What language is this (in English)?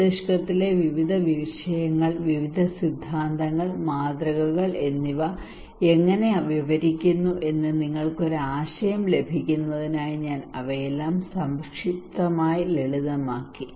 Malayalam